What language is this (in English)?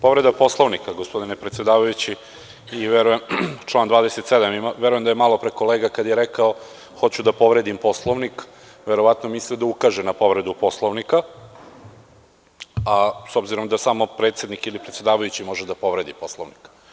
Serbian